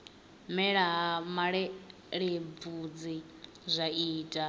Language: Venda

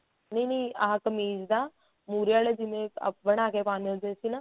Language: Punjabi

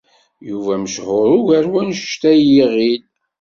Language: Kabyle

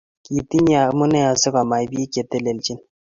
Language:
Kalenjin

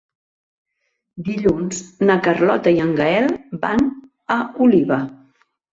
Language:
Catalan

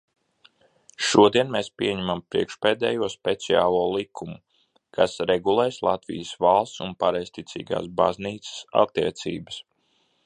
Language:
Latvian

